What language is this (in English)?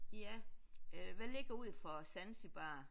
Danish